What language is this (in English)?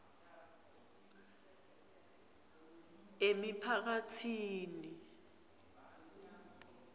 Swati